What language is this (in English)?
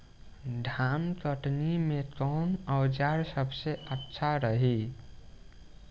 Bhojpuri